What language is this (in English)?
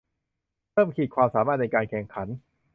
Thai